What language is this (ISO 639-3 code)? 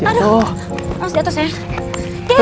ind